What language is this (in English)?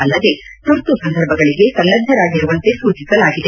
Kannada